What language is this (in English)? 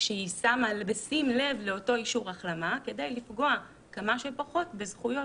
Hebrew